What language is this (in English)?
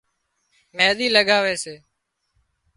Wadiyara Koli